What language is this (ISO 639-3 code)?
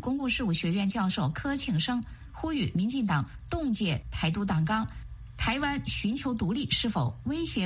zho